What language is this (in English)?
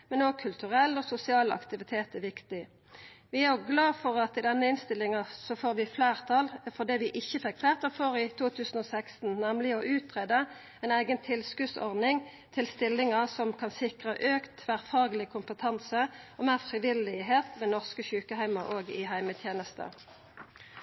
Norwegian Nynorsk